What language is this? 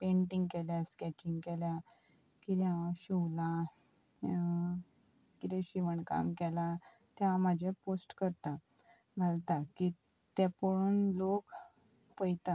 Konkani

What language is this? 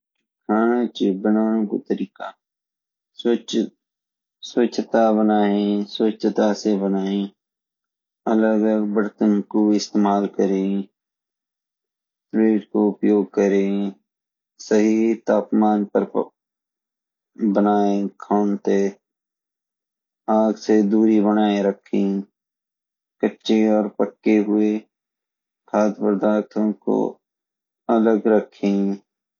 Garhwali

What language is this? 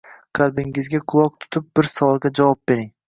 Uzbek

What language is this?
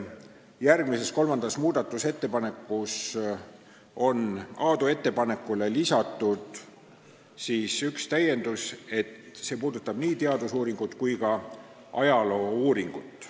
Estonian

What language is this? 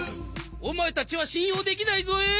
Japanese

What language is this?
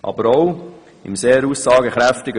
Swiss German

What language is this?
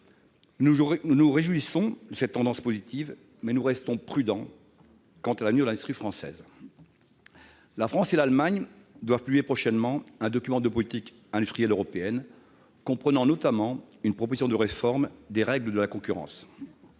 French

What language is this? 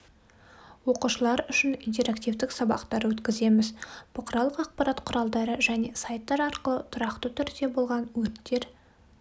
Kazakh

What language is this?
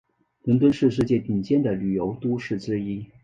Chinese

